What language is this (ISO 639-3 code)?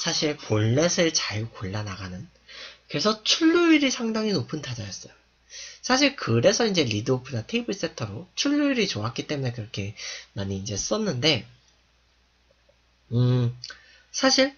kor